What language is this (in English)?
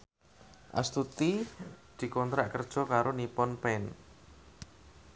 Javanese